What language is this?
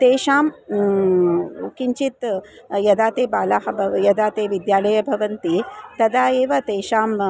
Sanskrit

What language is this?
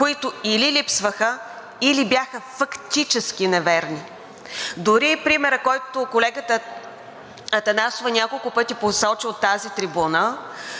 Bulgarian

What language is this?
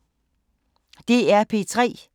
Danish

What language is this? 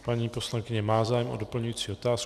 Czech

